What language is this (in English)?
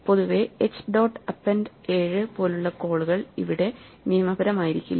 Malayalam